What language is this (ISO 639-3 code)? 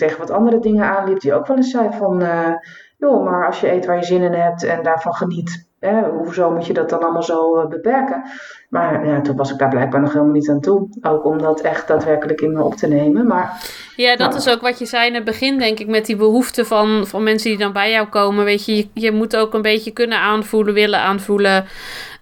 nld